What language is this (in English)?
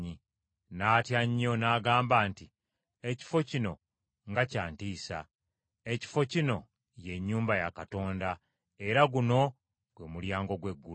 Ganda